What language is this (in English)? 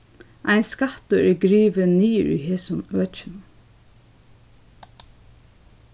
Faroese